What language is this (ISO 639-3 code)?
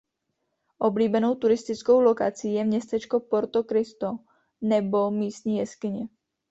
ces